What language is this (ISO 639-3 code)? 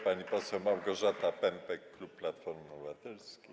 pol